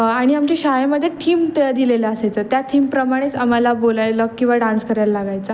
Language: Marathi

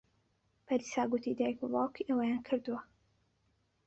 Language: Central Kurdish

